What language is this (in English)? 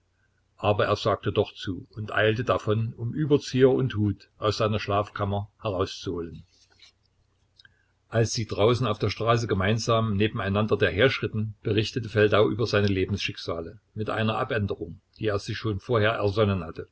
German